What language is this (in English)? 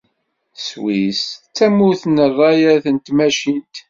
Kabyle